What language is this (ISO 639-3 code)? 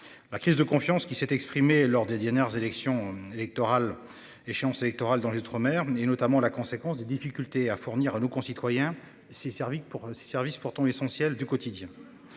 fra